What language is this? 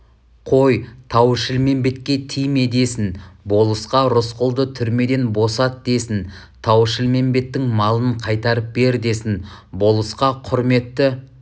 Kazakh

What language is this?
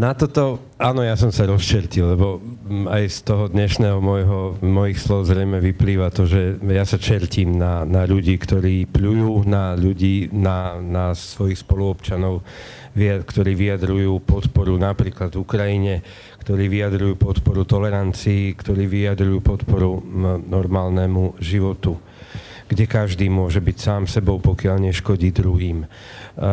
Slovak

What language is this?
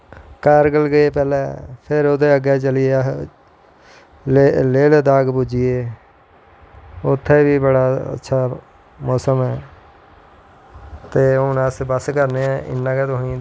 Dogri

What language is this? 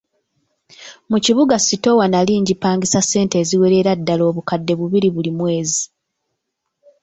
Ganda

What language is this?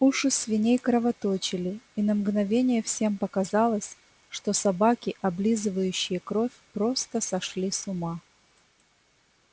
Russian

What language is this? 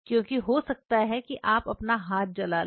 Hindi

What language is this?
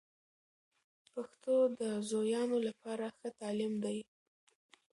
Pashto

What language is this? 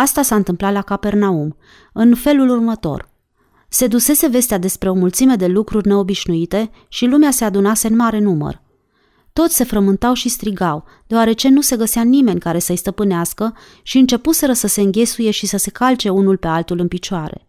Romanian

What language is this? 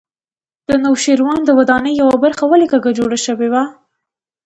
Pashto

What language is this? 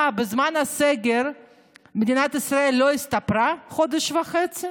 Hebrew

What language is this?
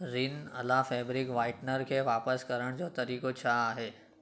Sindhi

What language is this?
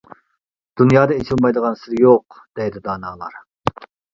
Uyghur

